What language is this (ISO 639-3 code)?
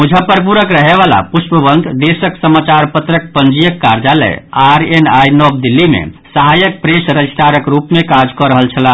mai